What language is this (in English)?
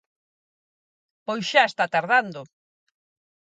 Galician